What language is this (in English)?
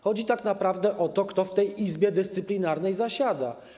Polish